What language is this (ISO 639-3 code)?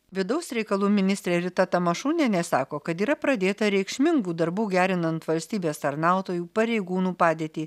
lit